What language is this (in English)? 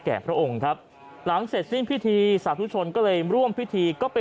Thai